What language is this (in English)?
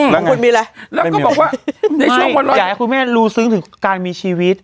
Thai